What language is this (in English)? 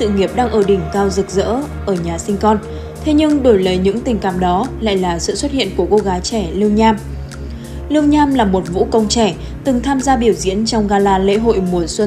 Vietnamese